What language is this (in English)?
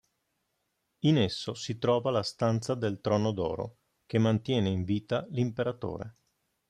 Italian